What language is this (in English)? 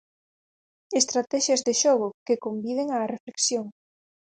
Galician